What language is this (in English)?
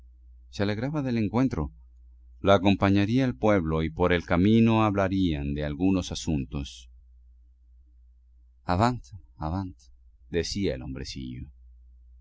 Spanish